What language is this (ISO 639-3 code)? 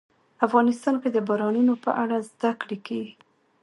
pus